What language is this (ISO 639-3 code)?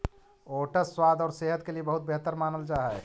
mag